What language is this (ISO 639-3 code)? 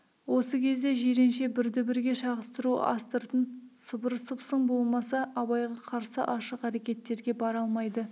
kaz